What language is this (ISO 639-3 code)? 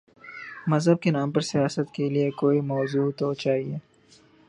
urd